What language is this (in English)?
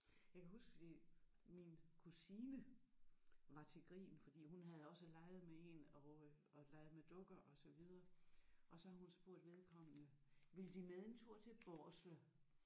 Danish